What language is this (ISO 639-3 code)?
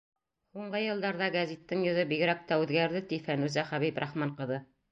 bak